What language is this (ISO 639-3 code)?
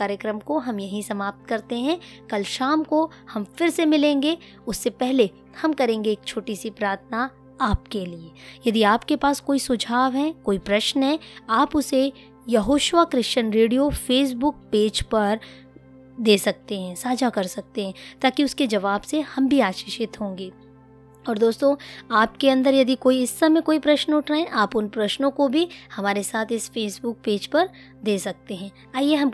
hin